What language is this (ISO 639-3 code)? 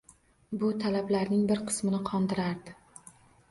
uzb